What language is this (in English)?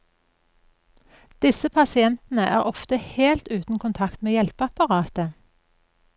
Norwegian